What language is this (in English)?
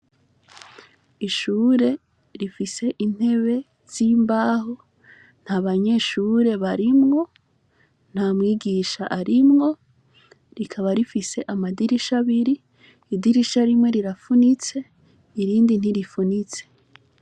Rundi